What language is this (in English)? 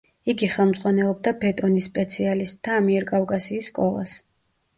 Georgian